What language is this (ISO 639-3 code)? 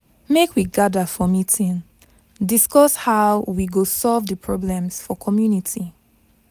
pcm